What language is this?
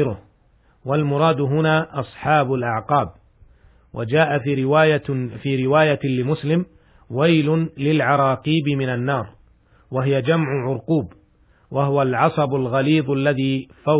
Arabic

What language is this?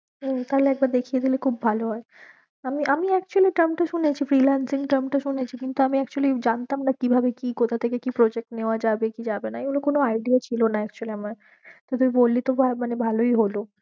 Bangla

